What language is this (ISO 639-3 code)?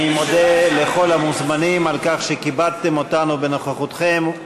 heb